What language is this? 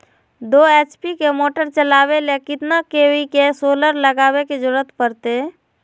Magahi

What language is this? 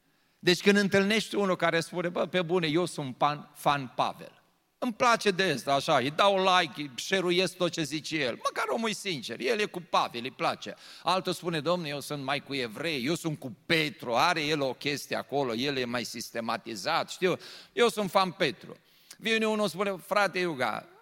Romanian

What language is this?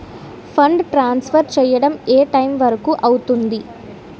Telugu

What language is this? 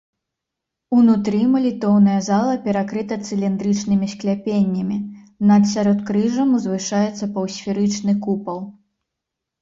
Belarusian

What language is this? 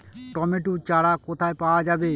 Bangla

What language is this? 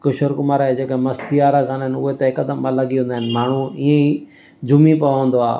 Sindhi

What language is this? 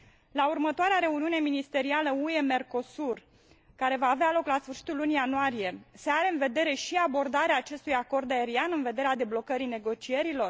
Romanian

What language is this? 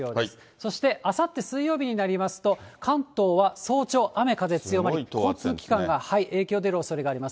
Japanese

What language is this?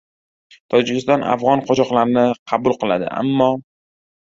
Uzbek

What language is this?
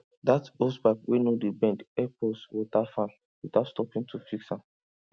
Nigerian Pidgin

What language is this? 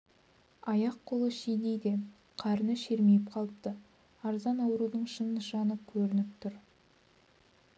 Kazakh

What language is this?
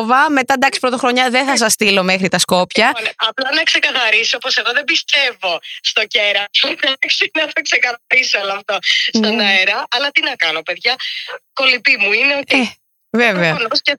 Greek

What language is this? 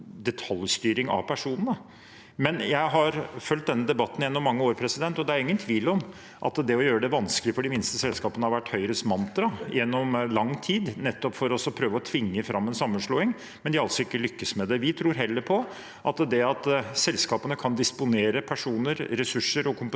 Norwegian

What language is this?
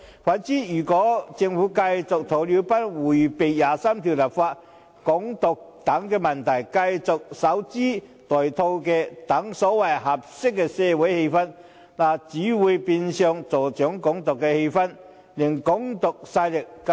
Cantonese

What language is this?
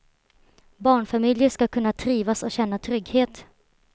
Swedish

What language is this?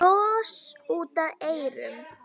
Icelandic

